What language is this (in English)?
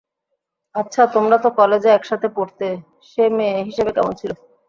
Bangla